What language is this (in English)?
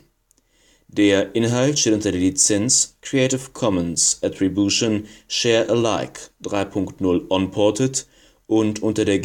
German